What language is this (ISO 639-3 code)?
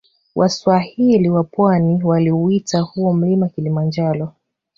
swa